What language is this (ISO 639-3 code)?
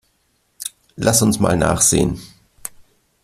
deu